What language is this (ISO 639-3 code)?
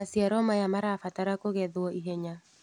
kik